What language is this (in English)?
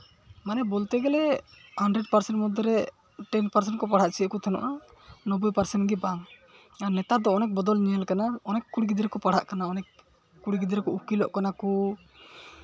Santali